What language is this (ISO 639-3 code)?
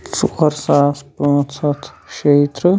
kas